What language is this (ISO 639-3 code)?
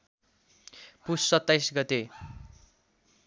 nep